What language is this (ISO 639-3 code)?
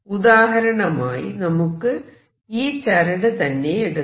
mal